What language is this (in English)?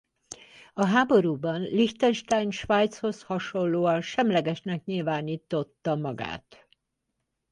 Hungarian